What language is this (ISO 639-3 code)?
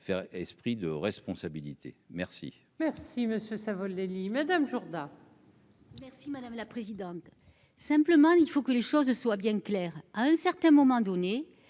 fra